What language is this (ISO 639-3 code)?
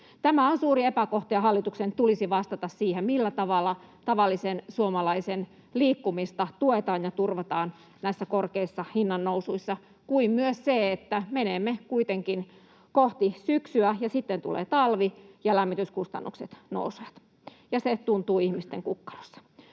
fin